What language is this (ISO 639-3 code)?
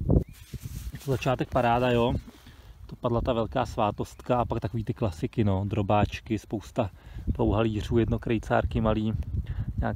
ces